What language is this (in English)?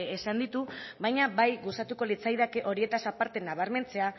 Basque